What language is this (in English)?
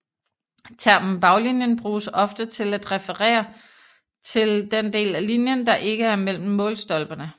Danish